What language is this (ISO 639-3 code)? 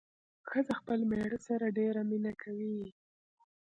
pus